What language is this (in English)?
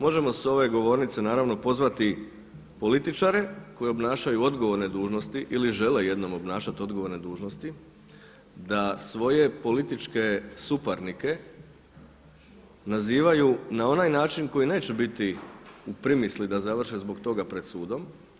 Croatian